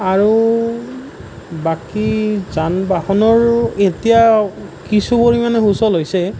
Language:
Assamese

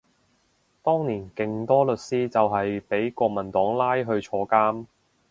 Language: Cantonese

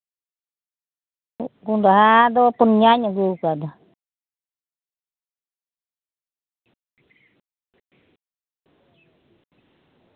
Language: Santali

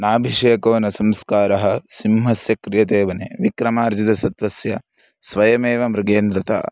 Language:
Sanskrit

